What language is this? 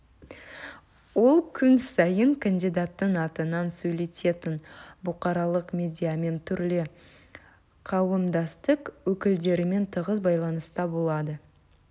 Kazakh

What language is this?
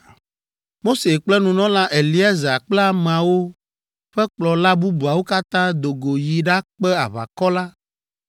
Ewe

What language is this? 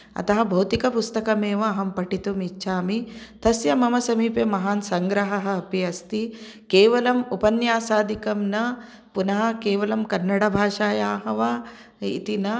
Sanskrit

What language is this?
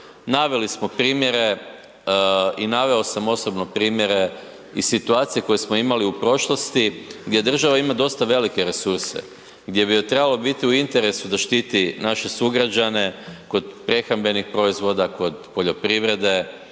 Croatian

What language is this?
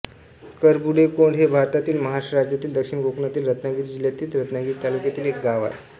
Marathi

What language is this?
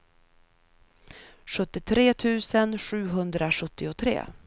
Swedish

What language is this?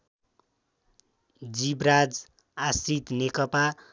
Nepali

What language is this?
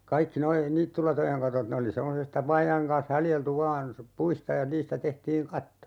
Finnish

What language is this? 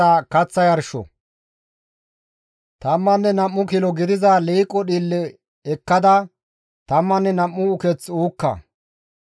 Gamo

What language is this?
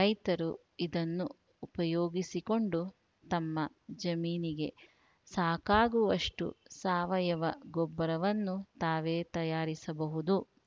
Kannada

